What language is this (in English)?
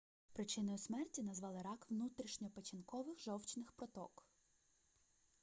Ukrainian